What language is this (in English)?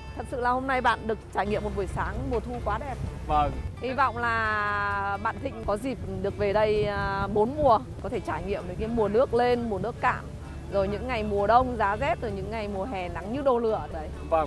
Vietnamese